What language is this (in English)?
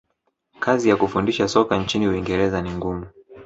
Swahili